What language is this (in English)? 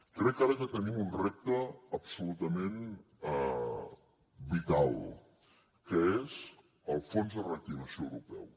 Catalan